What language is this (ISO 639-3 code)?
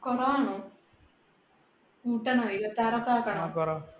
mal